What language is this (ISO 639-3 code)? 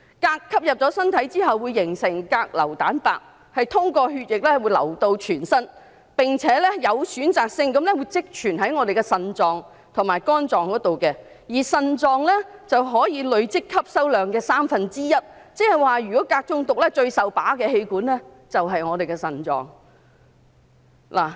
yue